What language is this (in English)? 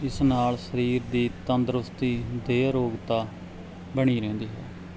Punjabi